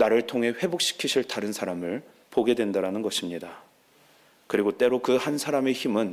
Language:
Korean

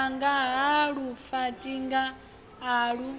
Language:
Venda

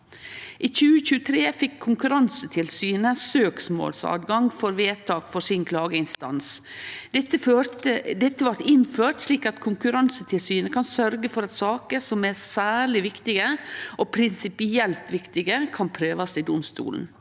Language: Norwegian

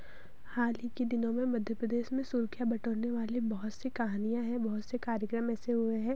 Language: Hindi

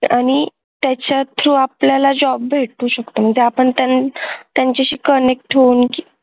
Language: Marathi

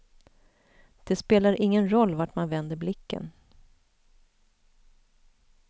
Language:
Swedish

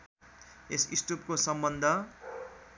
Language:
Nepali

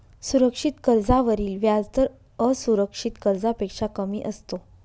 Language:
Marathi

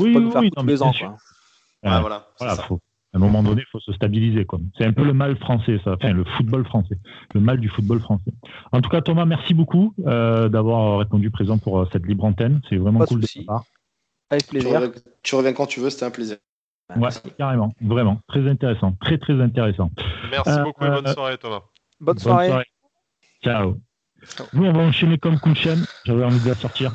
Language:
French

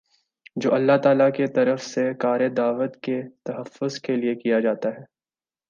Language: Urdu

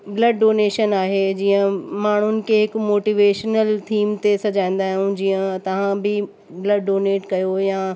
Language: Sindhi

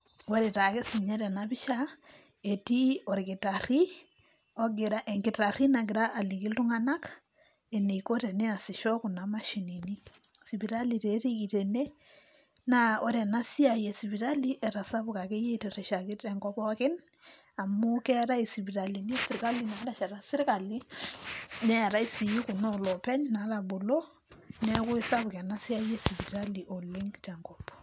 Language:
Masai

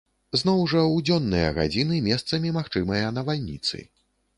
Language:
Belarusian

